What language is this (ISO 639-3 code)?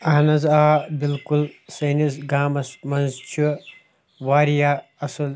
kas